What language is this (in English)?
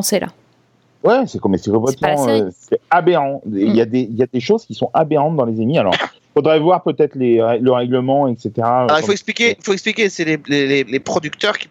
French